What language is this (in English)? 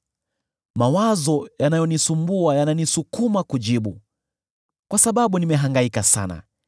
Swahili